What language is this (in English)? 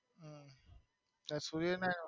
Gujarati